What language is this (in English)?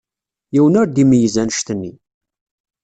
Kabyle